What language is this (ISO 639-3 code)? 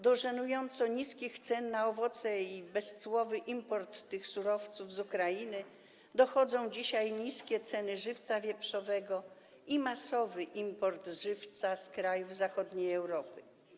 pol